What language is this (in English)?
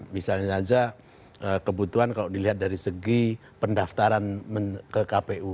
Indonesian